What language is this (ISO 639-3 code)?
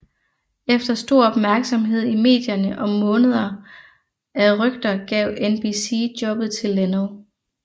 dan